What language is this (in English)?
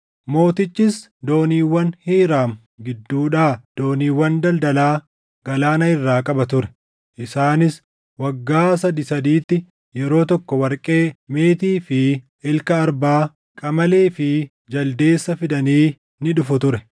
Oromo